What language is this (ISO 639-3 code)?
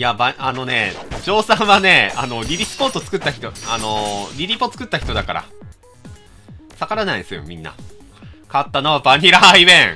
jpn